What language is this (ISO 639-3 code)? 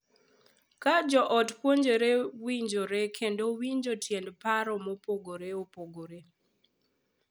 luo